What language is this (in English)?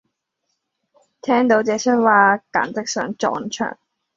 Cantonese